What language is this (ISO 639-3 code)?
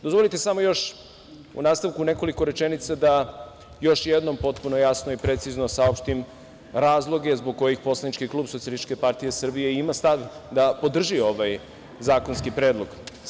srp